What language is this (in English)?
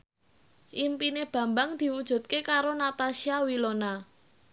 Javanese